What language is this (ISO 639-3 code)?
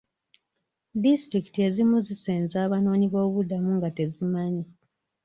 lug